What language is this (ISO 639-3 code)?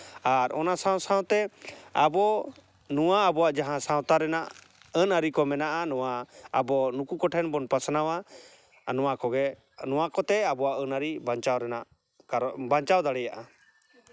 sat